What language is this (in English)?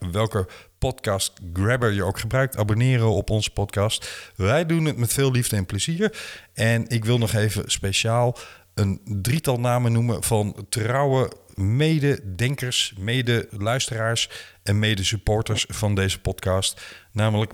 Dutch